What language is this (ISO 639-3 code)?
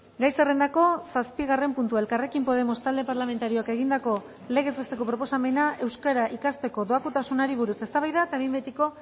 eus